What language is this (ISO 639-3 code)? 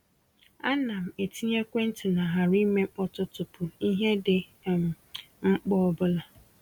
ibo